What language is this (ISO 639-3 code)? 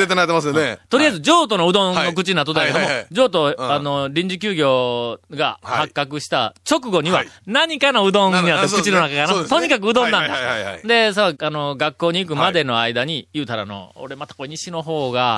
jpn